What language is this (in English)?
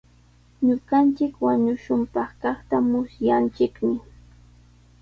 Sihuas Ancash Quechua